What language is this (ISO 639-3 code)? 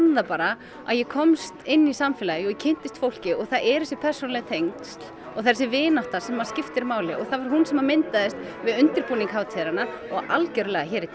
isl